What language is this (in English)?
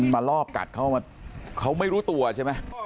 Thai